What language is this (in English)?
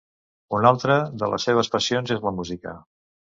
Catalan